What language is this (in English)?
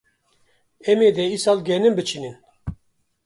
Kurdish